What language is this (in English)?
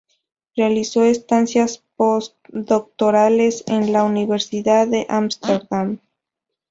Spanish